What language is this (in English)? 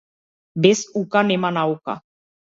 Macedonian